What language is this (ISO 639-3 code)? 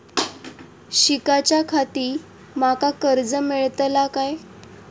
mar